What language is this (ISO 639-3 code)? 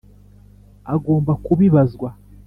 kin